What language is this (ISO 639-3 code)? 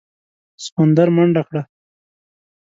pus